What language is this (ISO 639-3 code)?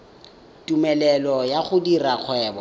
tsn